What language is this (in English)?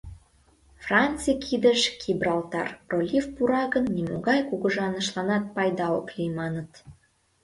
Mari